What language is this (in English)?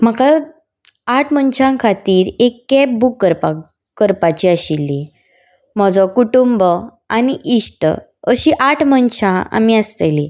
Konkani